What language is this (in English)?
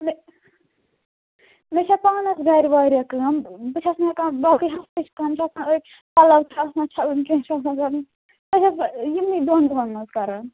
Kashmiri